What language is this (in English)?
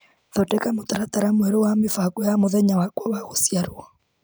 Kikuyu